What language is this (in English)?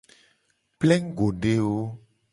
Gen